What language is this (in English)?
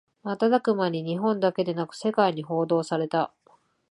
Japanese